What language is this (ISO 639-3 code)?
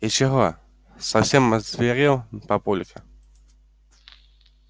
rus